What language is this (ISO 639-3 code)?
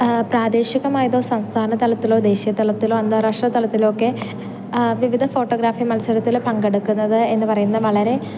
mal